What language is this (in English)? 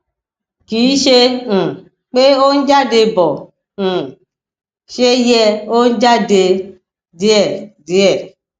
Yoruba